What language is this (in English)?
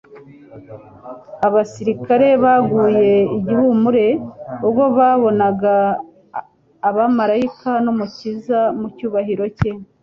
Kinyarwanda